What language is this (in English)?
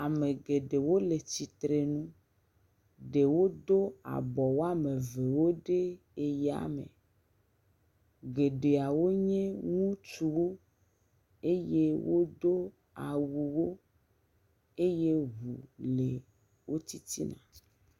Ewe